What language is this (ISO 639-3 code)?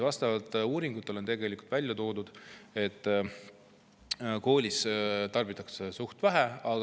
est